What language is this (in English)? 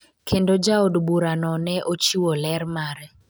Luo (Kenya and Tanzania)